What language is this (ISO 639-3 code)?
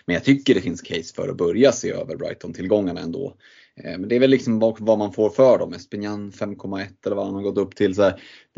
swe